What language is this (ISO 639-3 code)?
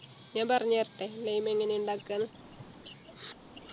mal